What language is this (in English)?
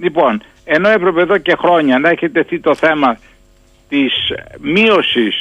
Greek